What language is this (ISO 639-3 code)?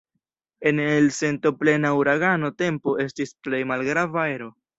epo